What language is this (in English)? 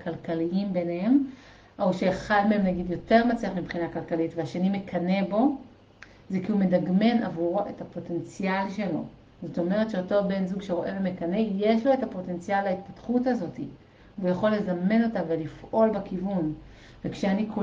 Hebrew